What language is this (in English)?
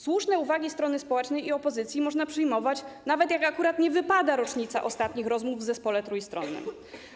Polish